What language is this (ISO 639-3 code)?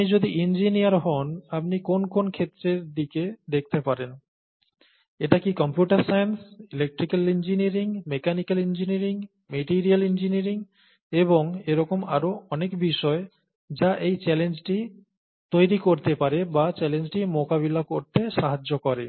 ben